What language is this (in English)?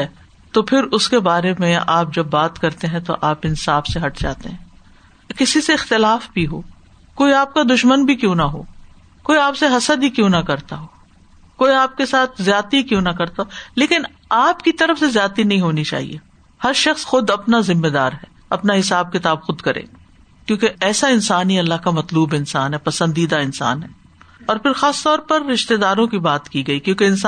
Urdu